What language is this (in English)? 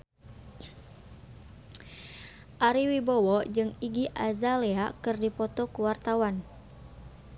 Sundanese